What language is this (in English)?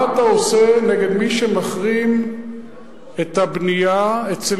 Hebrew